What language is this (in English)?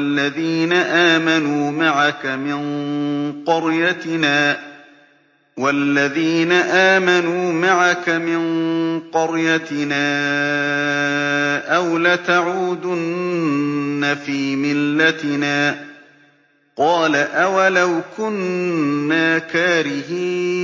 Arabic